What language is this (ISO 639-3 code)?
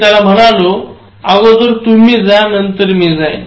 mar